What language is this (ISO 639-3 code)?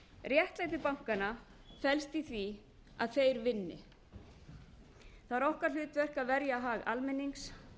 isl